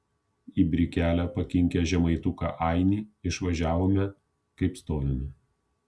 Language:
Lithuanian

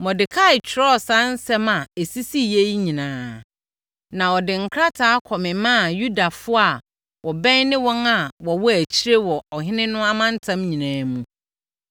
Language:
Akan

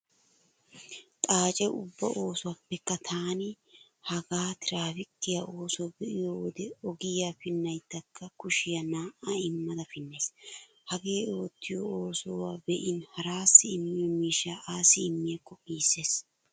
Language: Wolaytta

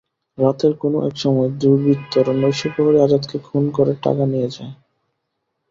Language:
Bangla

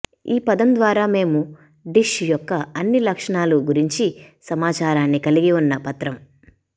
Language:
Telugu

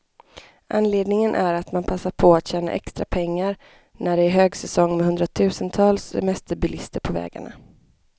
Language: Swedish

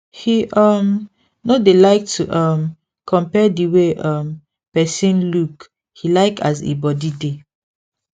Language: Nigerian Pidgin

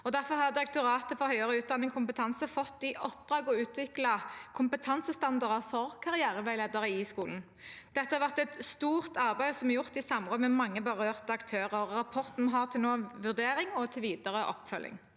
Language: Norwegian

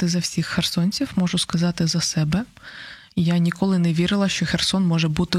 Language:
Ukrainian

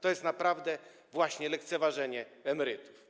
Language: Polish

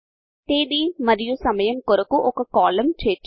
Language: Telugu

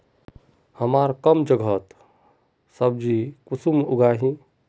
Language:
Magahi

